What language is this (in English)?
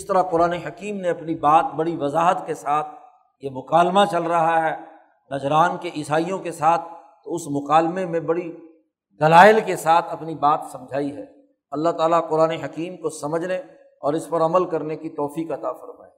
Urdu